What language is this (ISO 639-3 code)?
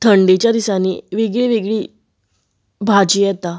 kok